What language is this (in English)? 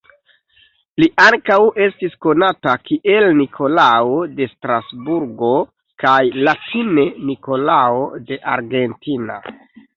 Esperanto